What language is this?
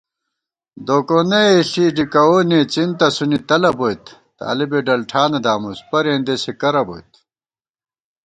Gawar-Bati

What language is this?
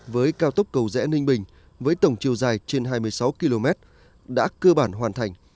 Vietnamese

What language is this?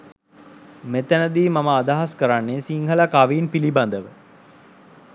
Sinhala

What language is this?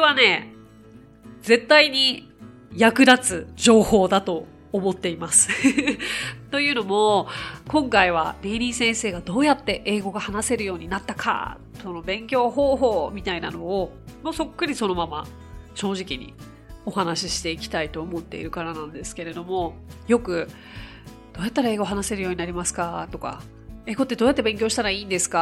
Japanese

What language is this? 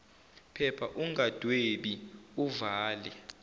Zulu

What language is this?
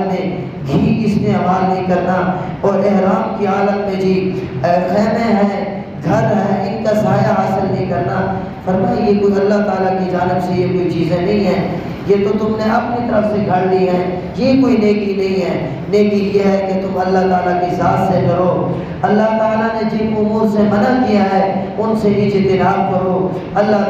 Hindi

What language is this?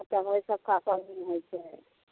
Maithili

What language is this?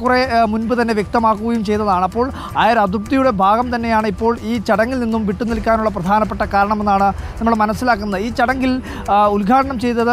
Malayalam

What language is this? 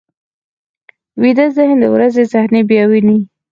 Pashto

